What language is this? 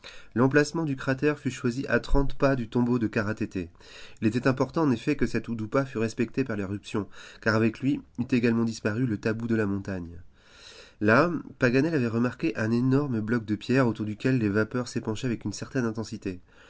French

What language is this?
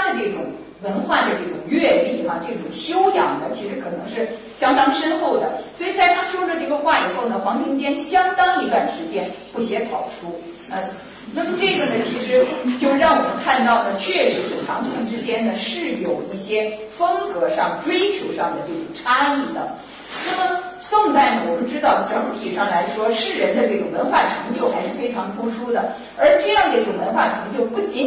Chinese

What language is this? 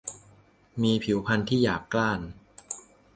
Thai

